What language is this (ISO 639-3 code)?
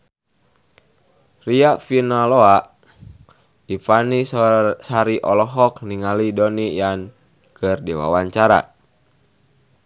sun